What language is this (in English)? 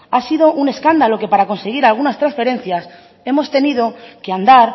Spanish